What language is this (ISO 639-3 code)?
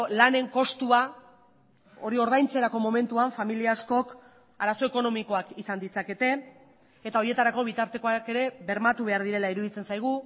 eus